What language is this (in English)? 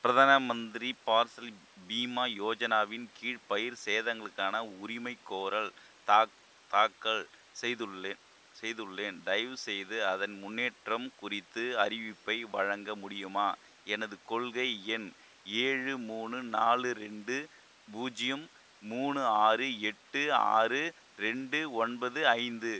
Tamil